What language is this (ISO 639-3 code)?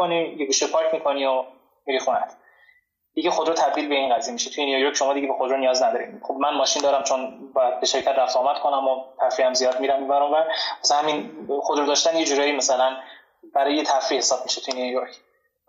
fas